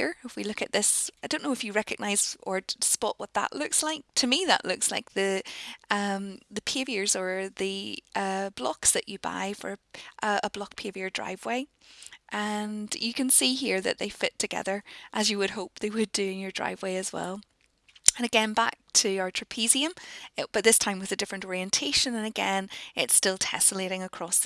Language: English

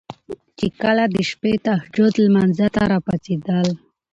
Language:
Pashto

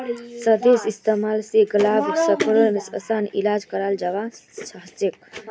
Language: Magahi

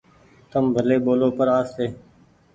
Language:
Goaria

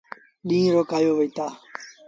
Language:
Sindhi Bhil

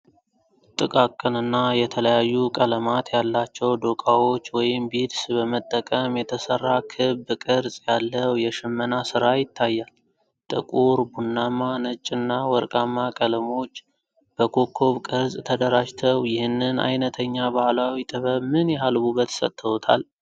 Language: Amharic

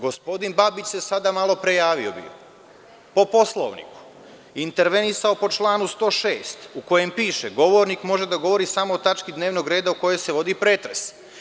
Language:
Serbian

